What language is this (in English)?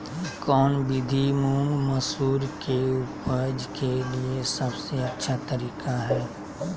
Magahi